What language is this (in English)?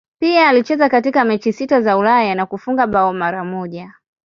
Swahili